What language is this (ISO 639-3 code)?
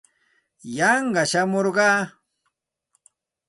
qxt